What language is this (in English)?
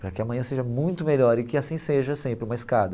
Portuguese